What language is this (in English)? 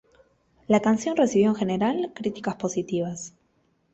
Spanish